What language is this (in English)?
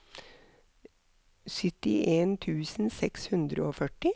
Norwegian